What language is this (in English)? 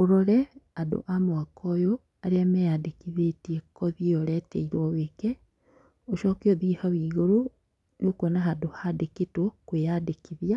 Kikuyu